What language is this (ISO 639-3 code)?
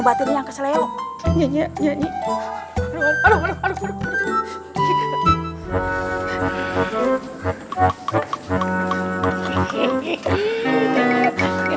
ind